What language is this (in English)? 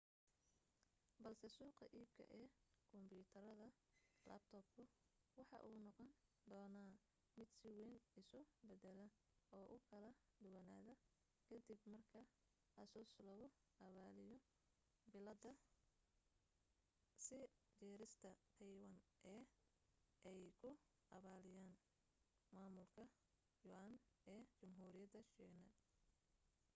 Somali